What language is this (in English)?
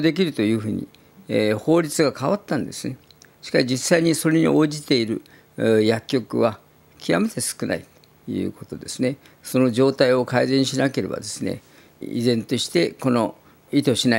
Japanese